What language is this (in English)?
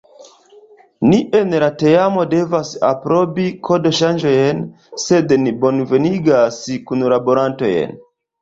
Esperanto